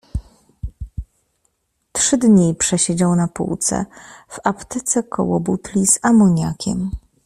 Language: Polish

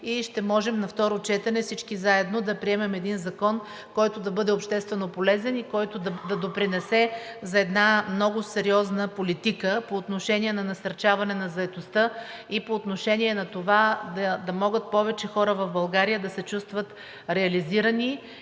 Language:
Bulgarian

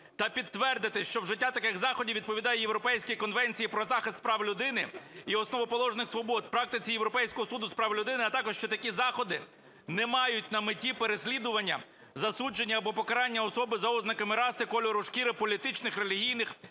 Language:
Ukrainian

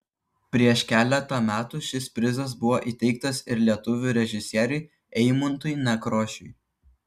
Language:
Lithuanian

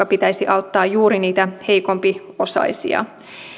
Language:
Finnish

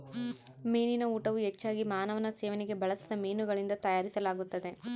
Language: Kannada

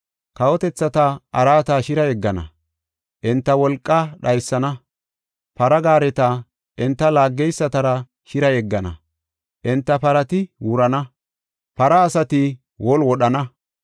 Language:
Gofa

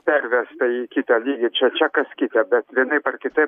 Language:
Lithuanian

